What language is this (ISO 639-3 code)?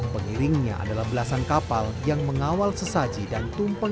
ind